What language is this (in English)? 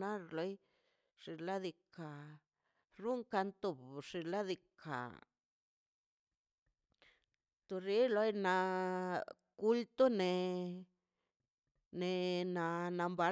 Mazaltepec Zapotec